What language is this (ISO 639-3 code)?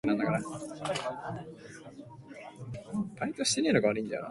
jpn